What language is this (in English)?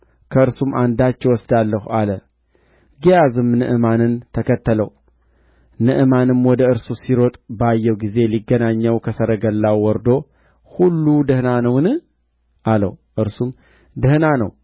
Amharic